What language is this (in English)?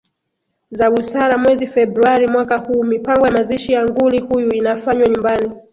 Swahili